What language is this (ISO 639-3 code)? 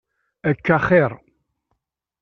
kab